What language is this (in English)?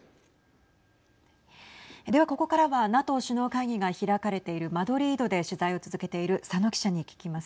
Japanese